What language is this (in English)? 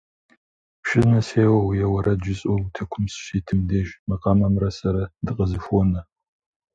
Kabardian